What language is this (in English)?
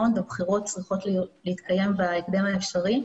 Hebrew